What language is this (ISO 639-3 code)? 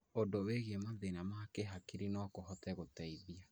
kik